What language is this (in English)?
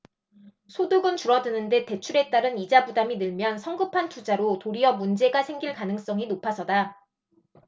Korean